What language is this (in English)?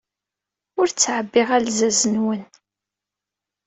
Kabyle